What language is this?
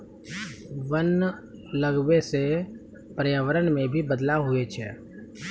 Maithili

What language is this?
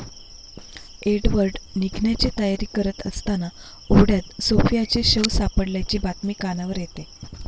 Marathi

